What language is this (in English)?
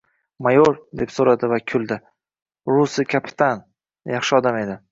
Uzbek